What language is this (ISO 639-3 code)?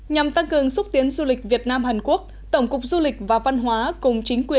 vie